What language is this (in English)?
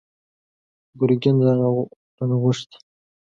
Pashto